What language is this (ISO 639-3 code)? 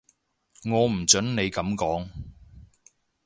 yue